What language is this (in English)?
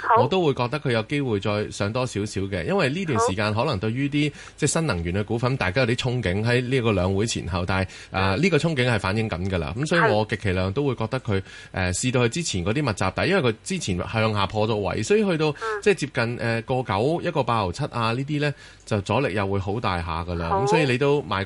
Chinese